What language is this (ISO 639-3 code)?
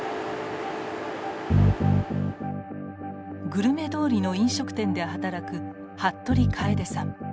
jpn